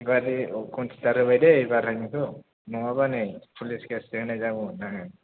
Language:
Bodo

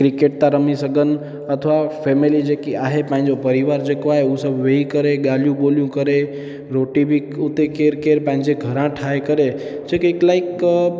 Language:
Sindhi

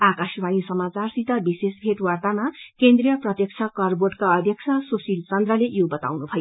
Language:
Nepali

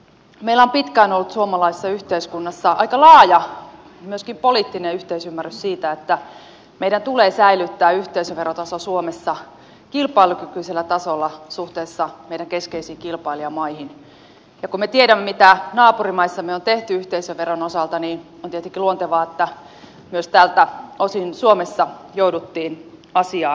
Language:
Finnish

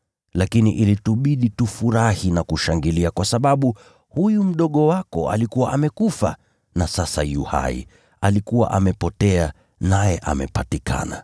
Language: Swahili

